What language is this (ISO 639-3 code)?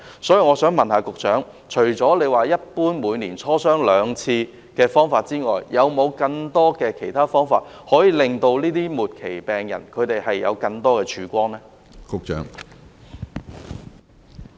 yue